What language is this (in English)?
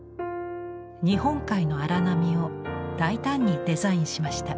Japanese